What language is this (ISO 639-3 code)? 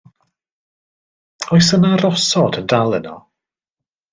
cym